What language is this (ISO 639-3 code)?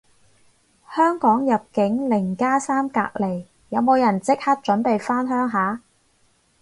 yue